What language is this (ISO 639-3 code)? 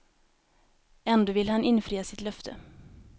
swe